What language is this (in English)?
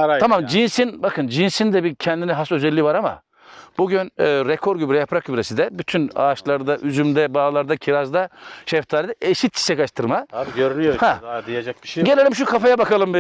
Turkish